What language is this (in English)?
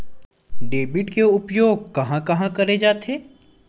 Chhattisgarhi